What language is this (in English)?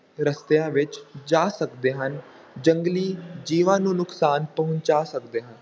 Punjabi